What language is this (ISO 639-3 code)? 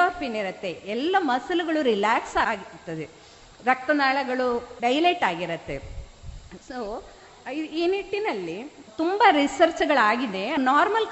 kan